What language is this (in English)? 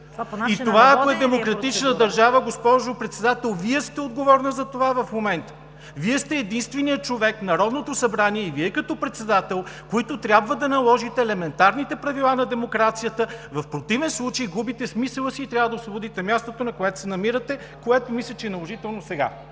Bulgarian